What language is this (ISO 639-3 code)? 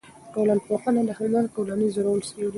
pus